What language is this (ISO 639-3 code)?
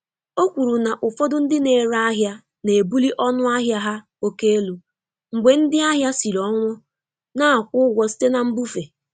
ibo